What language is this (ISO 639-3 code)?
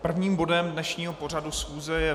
ces